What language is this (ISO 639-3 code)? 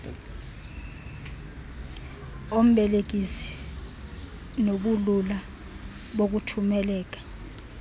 xho